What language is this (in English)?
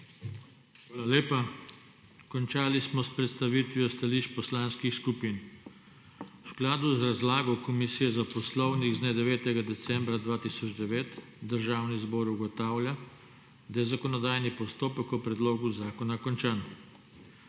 Slovenian